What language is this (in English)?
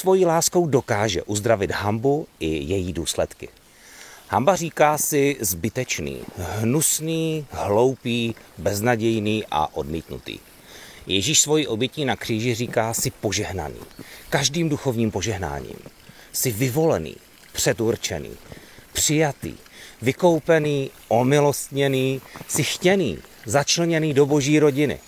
Czech